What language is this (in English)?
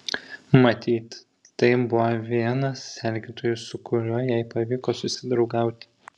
Lithuanian